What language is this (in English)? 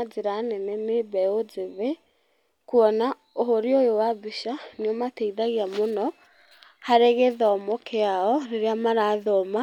Kikuyu